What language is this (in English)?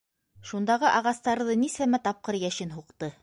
Bashkir